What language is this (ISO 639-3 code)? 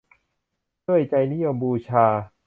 tha